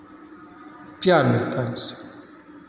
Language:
Hindi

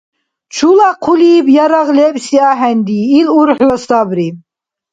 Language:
Dargwa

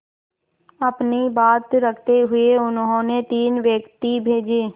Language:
Hindi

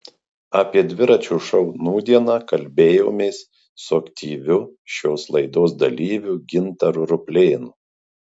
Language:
Lithuanian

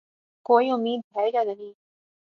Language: Urdu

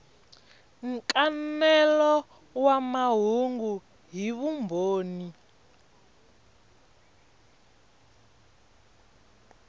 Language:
Tsonga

